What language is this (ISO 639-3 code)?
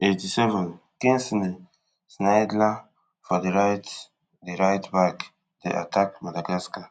pcm